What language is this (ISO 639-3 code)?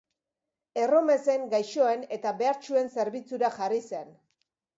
eus